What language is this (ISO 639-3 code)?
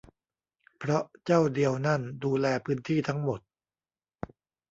tha